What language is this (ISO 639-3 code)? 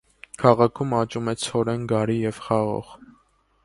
hye